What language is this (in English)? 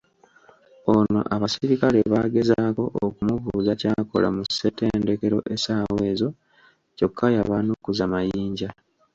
Ganda